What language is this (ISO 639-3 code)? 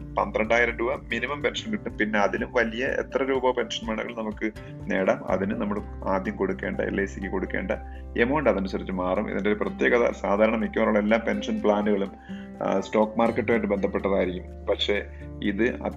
mal